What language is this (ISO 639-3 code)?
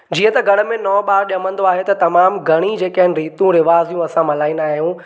snd